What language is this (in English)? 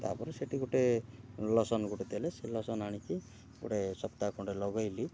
Odia